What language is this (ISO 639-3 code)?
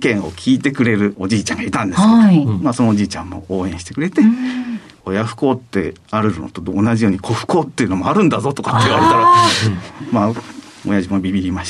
jpn